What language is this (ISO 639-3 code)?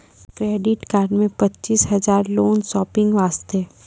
mai